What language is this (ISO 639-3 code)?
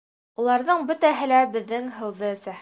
bak